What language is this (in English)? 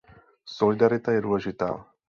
Czech